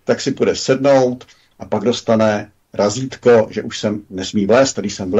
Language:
Czech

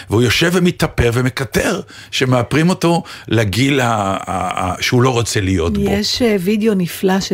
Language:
Hebrew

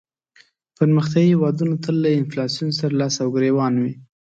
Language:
Pashto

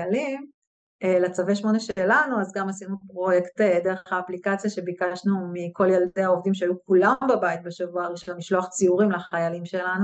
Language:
Hebrew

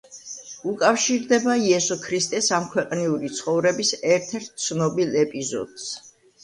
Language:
Georgian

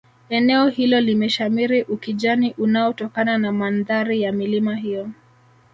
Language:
Swahili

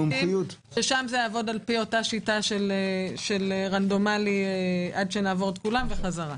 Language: Hebrew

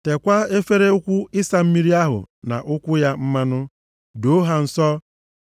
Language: Igbo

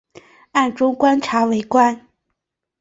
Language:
Chinese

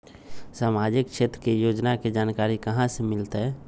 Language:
Magahi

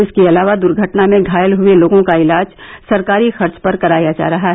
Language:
Hindi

